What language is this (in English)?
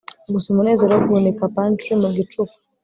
Kinyarwanda